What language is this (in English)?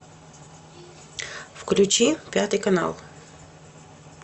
Russian